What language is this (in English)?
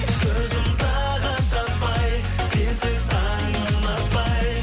Kazakh